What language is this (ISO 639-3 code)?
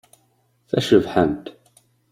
kab